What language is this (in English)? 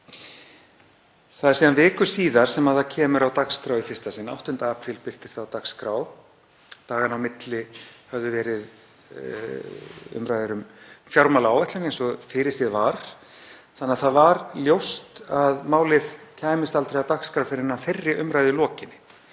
Icelandic